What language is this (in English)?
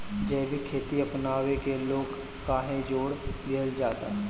Bhojpuri